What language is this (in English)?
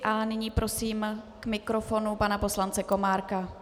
Czech